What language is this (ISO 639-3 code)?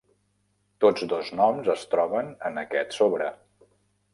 cat